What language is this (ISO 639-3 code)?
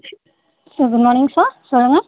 tam